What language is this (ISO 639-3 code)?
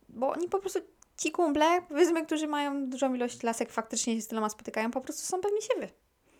pol